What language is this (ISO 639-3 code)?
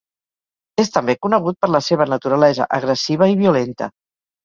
cat